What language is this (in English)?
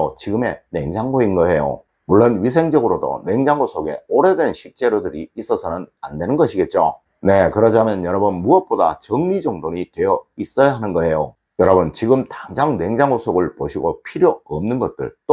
Korean